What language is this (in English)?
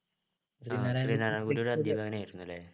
Malayalam